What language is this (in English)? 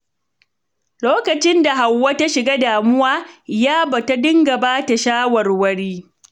Hausa